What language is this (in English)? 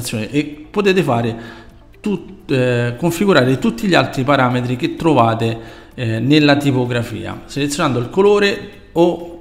Italian